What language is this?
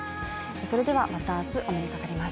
Japanese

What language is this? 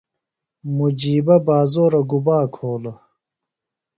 Phalura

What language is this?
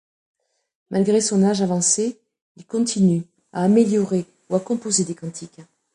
French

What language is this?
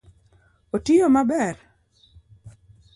Luo (Kenya and Tanzania)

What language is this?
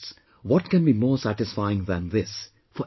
English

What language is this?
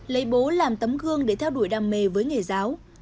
Vietnamese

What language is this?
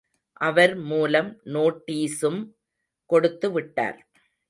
Tamil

